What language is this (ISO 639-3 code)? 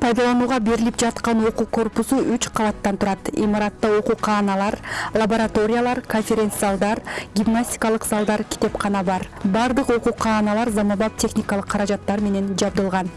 tur